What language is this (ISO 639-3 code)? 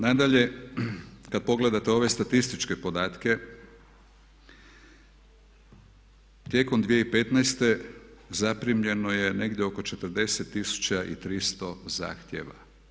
hrv